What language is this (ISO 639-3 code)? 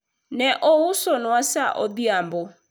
luo